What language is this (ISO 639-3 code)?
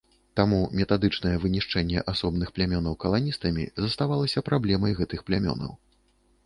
bel